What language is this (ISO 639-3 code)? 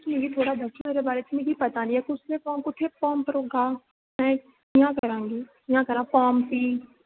doi